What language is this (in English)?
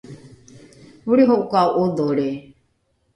Rukai